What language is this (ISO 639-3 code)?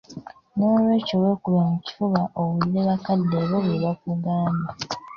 lug